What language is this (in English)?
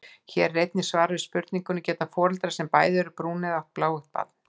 Icelandic